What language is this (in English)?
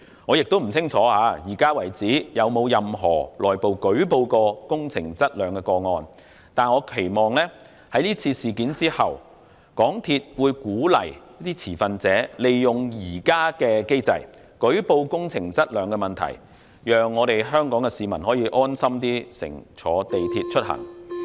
Cantonese